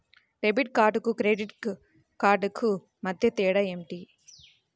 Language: Telugu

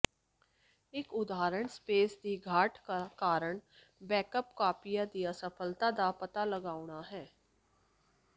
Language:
Punjabi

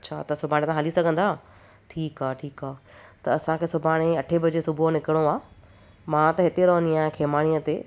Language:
Sindhi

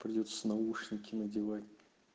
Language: Russian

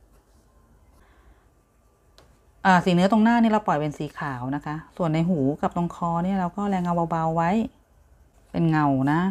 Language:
Thai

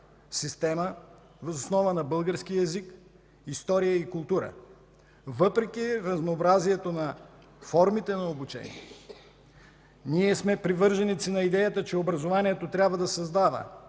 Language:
Bulgarian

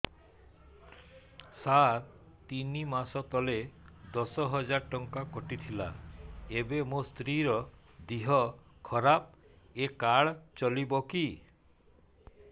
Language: Odia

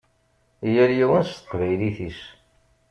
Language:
Kabyle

